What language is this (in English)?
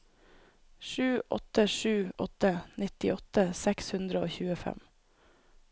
Norwegian